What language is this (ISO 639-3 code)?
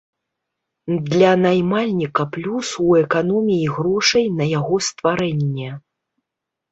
bel